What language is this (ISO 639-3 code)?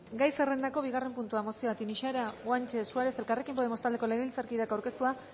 eus